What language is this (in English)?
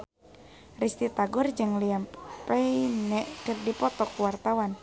Sundanese